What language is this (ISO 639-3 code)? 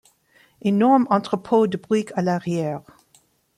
fra